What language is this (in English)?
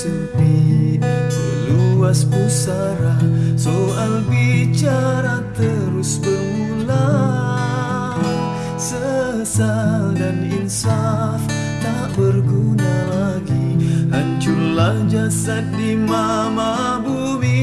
Indonesian